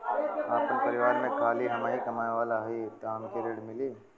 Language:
Bhojpuri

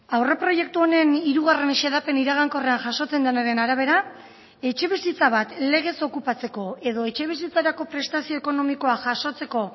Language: Basque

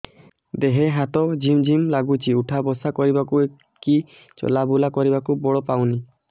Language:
Odia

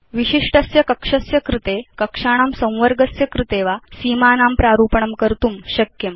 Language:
Sanskrit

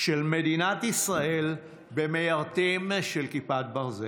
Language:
Hebrew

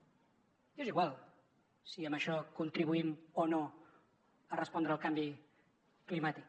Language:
Catalan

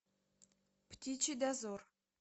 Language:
Russian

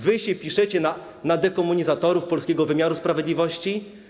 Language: Polish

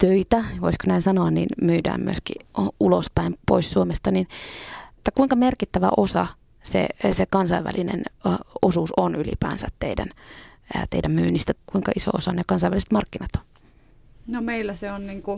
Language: Finnish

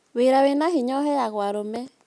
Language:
Kikuyu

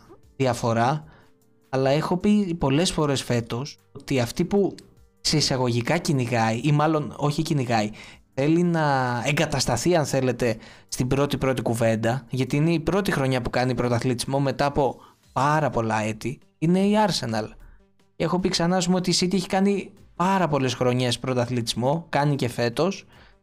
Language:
Greek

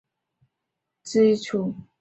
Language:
Chinese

